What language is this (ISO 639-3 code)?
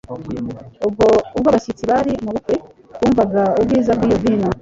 kin